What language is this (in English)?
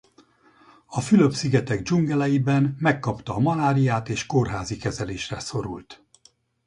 Hungarian